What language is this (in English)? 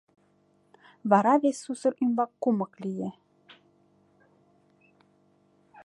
Mari